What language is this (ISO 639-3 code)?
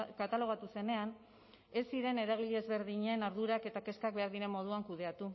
eus